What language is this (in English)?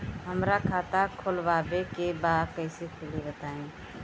Bhojpuri